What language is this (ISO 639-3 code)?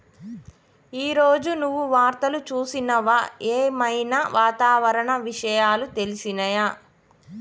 tel